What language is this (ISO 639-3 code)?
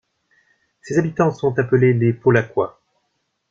fra